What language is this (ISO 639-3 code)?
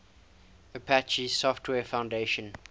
eng